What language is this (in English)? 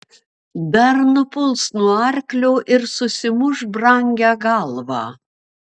Lithuanian